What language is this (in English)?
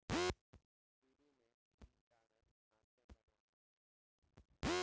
Bhojpuri